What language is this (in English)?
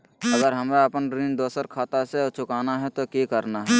Magahi